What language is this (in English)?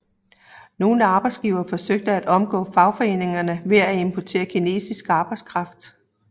Danish